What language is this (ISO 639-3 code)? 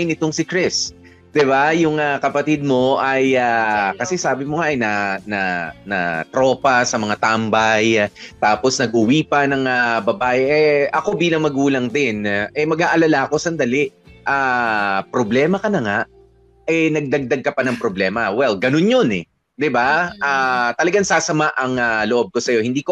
fil